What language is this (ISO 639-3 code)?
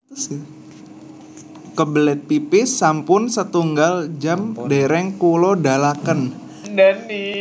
jav